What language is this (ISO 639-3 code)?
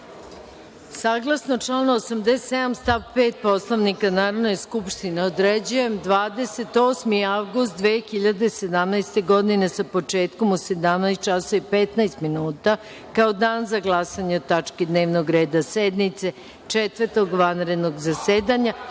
srp